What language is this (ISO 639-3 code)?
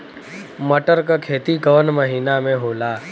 bho